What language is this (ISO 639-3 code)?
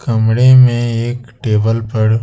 hin